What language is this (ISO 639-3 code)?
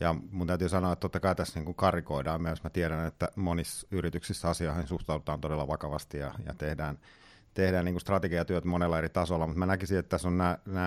fin